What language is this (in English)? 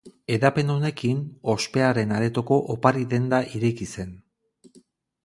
Basque